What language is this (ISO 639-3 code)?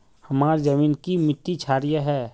mag